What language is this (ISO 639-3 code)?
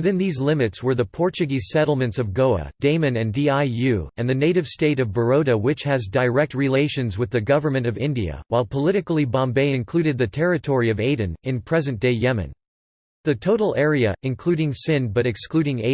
eng